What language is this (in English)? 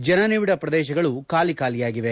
Kannada